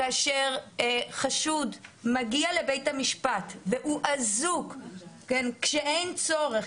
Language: Hebrew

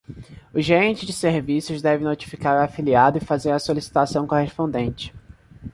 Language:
Portuguese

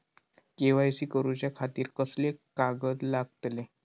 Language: Marathi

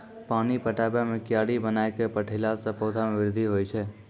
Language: Maithili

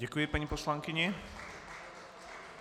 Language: Czech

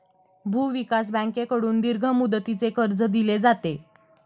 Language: Marathi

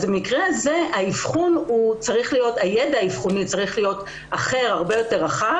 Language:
Hebrew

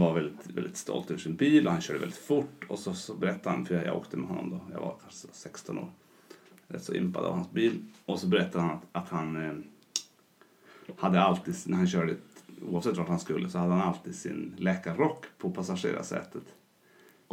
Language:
Swedish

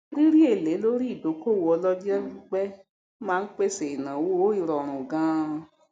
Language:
Yoruba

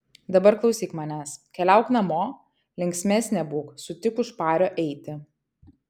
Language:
Lithuanian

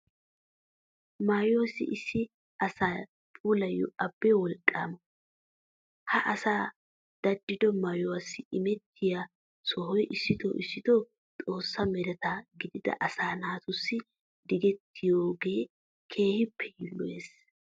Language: Wolaytta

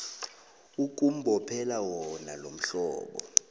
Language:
South Ndebele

